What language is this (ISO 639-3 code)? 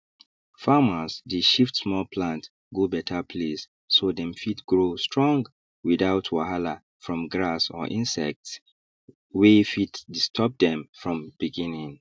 pcm